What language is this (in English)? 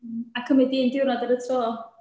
Welsh